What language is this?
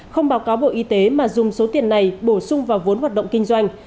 Vietnamese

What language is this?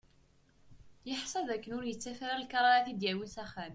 Kabyle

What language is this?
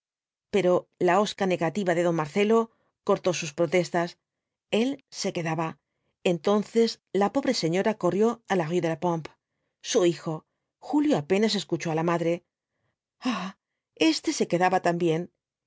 Spanish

